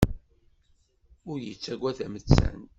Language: Kabyle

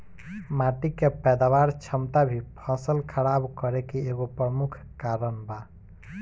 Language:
Bhojpuri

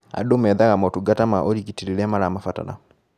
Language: Kikuyu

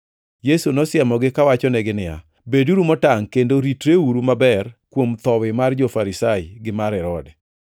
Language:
Luo (Kenya and Tanzania)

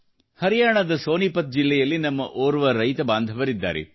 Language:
Kannada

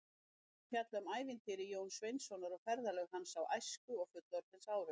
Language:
Icelandic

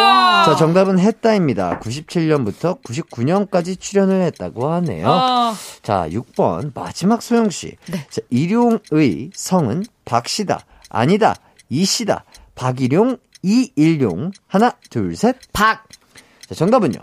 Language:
Korean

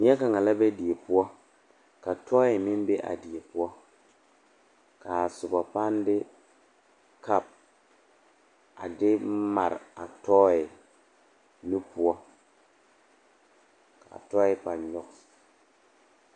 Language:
Southern Dagaare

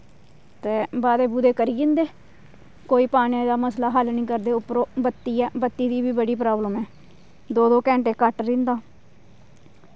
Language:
Dogri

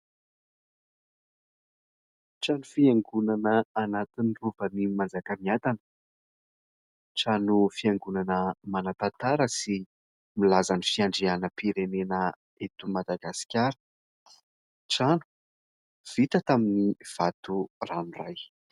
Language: Malagasy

